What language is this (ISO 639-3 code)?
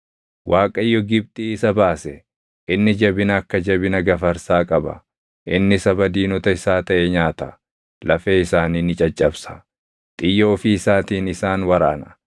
orm